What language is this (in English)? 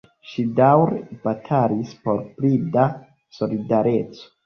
Esperanto